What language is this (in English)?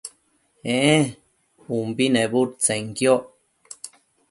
Matsés